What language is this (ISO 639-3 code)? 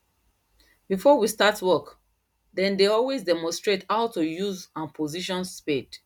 pcm